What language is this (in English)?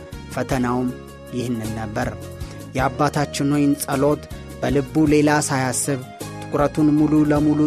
Amharic